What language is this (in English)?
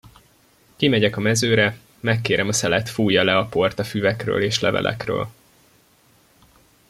Hungarian